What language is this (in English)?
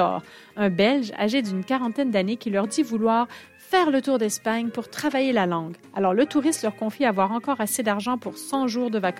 French